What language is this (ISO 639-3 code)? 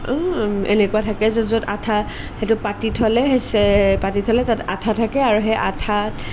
asm